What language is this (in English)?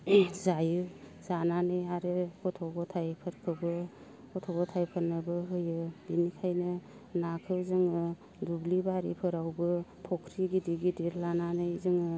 Bodo